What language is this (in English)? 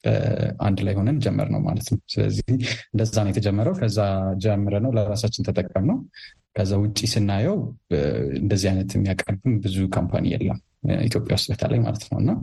Amharic